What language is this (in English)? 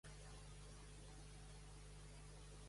Catalan